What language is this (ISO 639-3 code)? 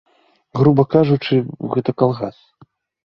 bel